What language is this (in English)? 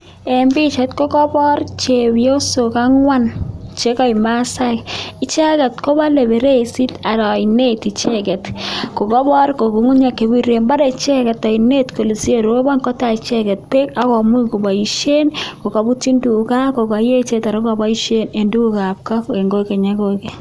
Kalenjin